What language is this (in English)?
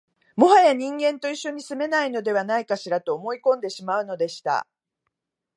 Japanese